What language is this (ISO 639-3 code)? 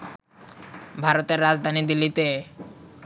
ben